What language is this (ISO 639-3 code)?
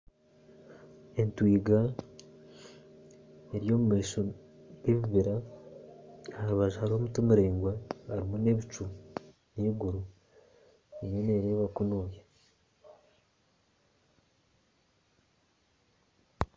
nyn